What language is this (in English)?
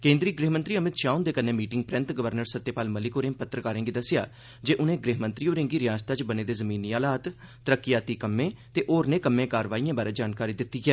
Dogri